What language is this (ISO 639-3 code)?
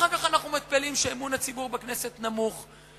heb